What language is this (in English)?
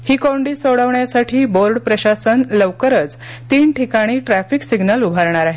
Marathi